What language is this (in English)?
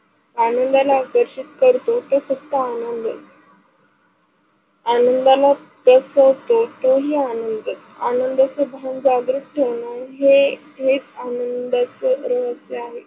Marathi